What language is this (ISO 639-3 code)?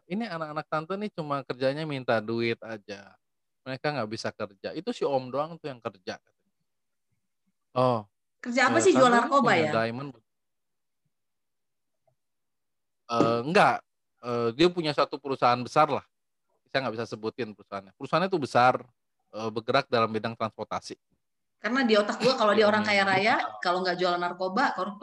ind